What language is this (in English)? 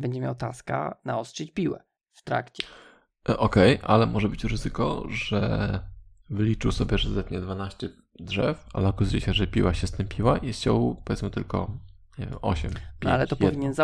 Polish